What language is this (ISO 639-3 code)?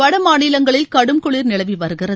tam